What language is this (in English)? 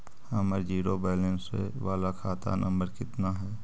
Magahi